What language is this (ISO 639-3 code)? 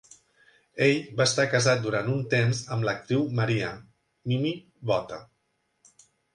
cat